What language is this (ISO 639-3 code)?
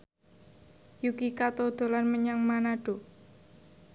jav